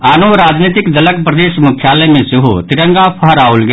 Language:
Maithili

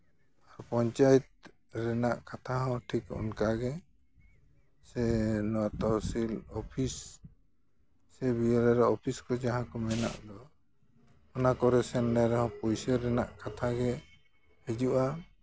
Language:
Santali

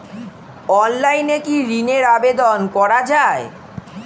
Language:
Bangla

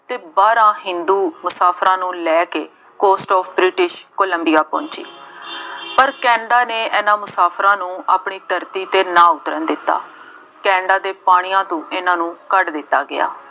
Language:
Punjabi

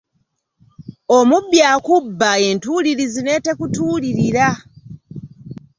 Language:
Ganda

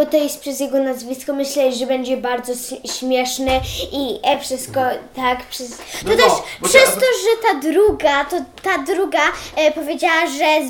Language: Polish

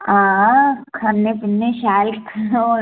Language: Dogri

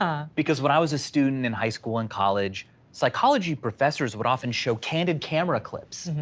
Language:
English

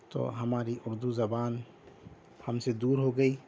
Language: Urdu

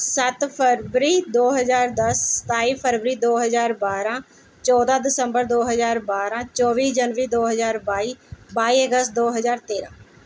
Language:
Punjabi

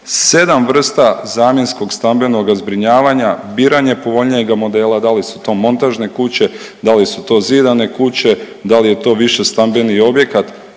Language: Croatian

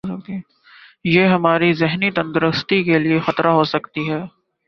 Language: Urdu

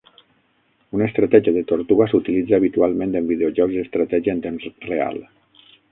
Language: Catalan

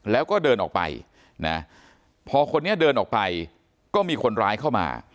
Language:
Thai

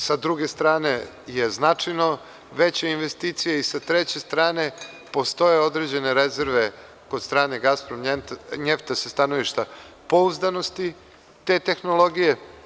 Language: Serbian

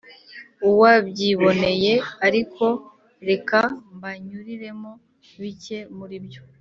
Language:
Kinyarwanda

